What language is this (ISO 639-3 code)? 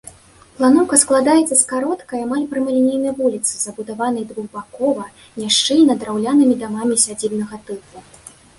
bel